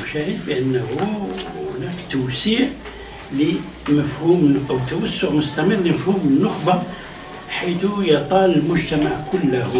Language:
Arabic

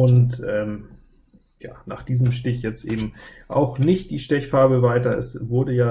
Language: German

